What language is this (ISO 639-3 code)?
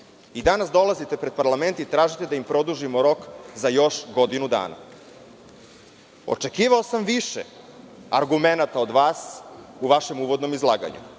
srp